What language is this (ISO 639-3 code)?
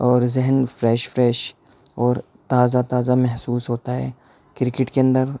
urd